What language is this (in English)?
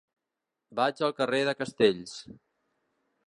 Catalan